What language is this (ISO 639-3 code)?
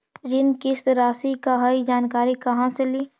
mag